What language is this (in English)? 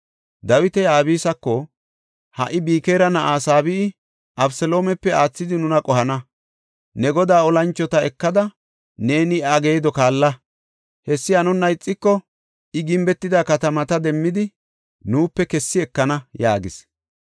Gofa